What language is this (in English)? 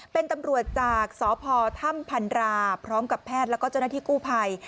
Thai